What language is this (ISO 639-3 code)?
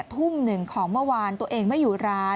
tha